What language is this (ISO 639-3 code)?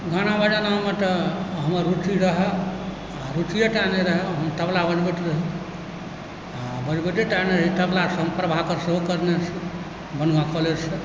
mai